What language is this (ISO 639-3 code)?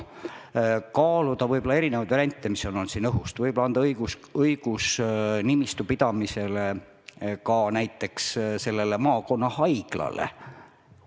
est